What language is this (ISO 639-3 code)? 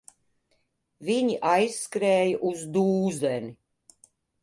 lav